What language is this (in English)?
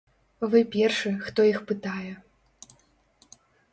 Belarusian